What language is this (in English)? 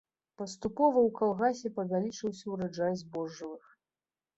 Belarusian